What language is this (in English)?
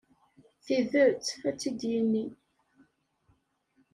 Kabyle